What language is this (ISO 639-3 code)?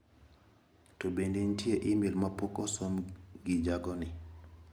luo